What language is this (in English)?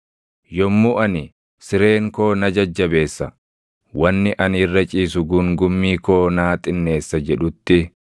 Oromo